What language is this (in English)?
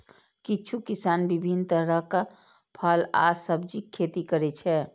Maithili